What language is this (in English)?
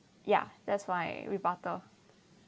English